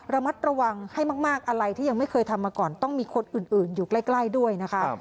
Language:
Thai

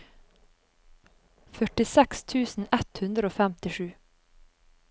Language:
Norwegian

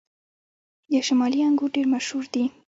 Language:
Pashto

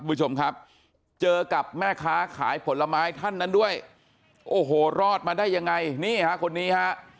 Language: Thai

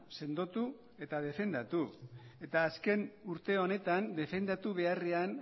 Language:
Basque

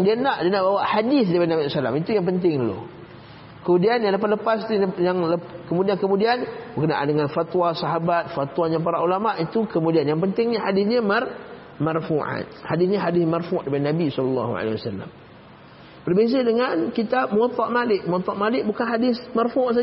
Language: Malay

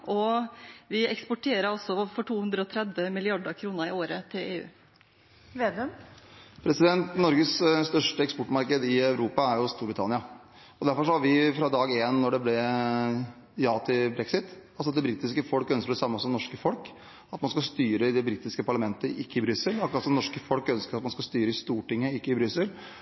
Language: Norwegian Bokmål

